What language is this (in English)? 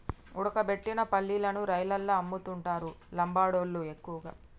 Telugu